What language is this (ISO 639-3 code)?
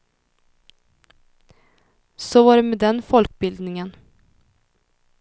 swe